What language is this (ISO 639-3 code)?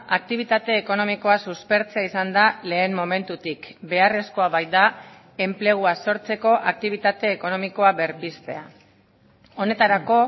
eus